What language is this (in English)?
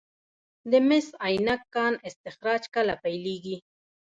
Pashto